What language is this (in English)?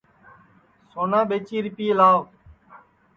Sansi